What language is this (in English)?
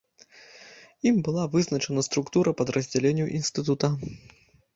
Belarusian